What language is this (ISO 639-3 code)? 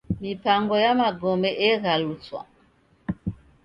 dav